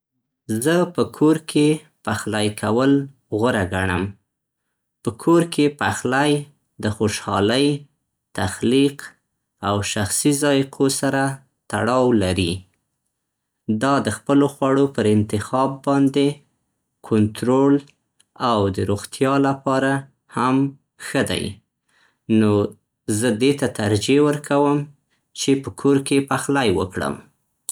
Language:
Central Pashto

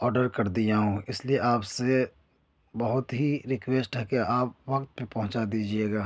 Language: Urdu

